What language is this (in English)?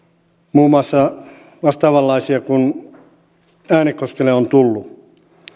Finnish